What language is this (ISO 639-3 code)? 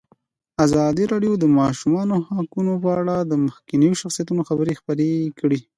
pus